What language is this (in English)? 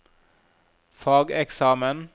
Norwegian